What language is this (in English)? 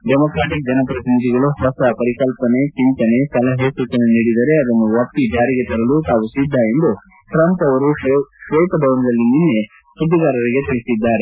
Kannada